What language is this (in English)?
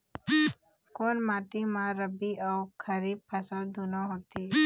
Chhattisgarhi